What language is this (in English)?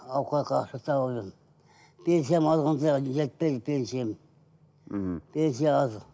Kazakh